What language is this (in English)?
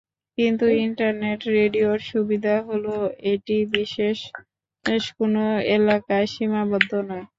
Bangla